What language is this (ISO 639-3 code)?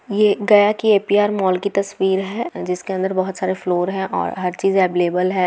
mag